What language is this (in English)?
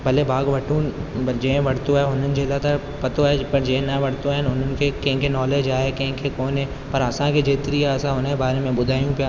Sindhi